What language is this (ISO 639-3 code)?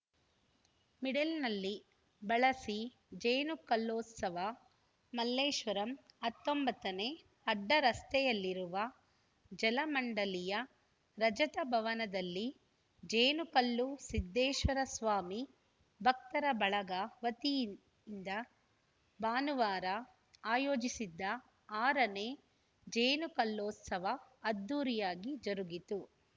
kan